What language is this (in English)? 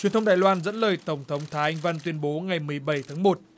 Vietnamese